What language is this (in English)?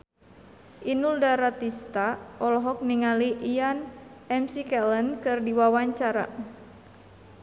Sundanese